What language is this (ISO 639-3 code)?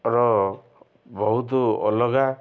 ori